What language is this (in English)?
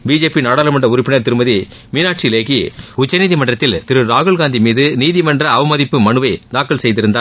Tamil